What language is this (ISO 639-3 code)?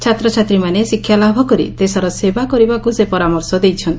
ori